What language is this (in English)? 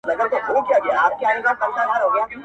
Pashto